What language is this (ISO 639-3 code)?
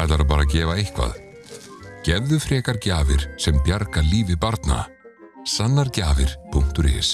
isl